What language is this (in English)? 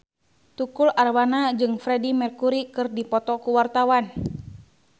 Sundanese